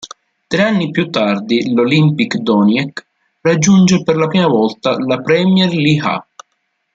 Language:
Italian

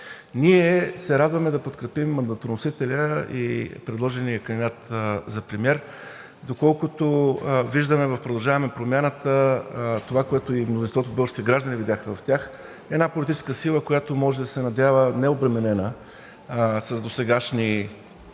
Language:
Bulgarian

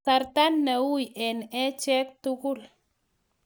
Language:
Kalenjin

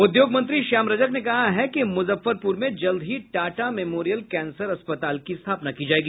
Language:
Hindi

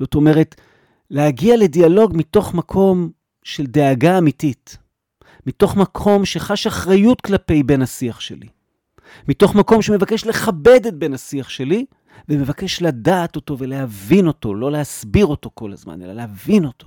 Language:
Hebrew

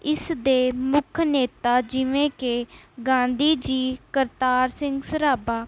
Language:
Punjabi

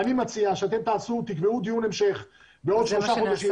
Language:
Hebrew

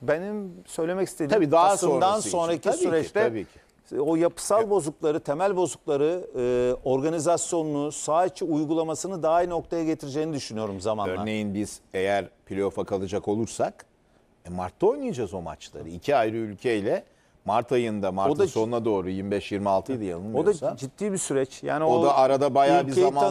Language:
Turkish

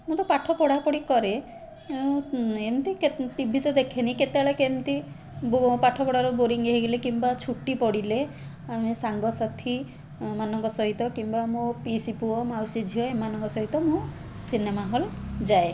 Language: Odia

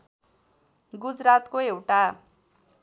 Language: Nepali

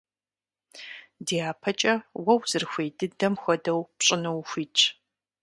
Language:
Kabardian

